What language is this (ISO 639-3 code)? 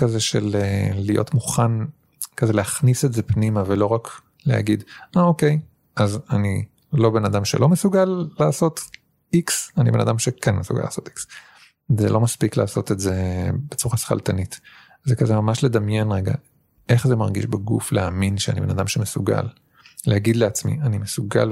heb